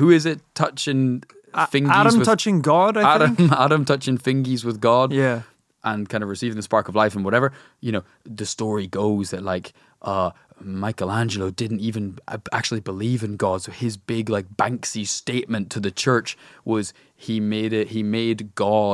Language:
English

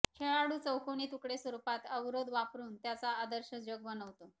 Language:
Marathi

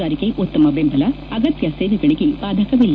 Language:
Kannada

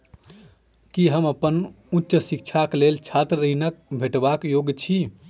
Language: Maithili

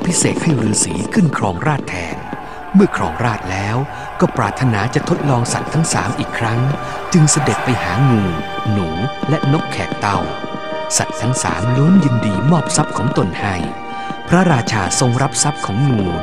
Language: Thai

